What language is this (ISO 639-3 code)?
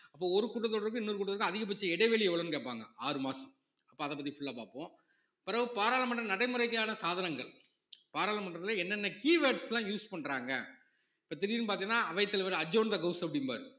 tam